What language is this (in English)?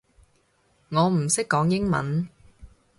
Cantonese